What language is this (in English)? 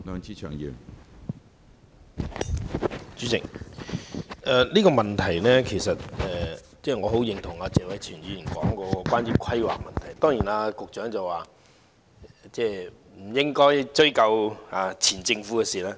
Cantonese